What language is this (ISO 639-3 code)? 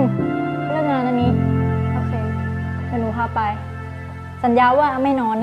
tha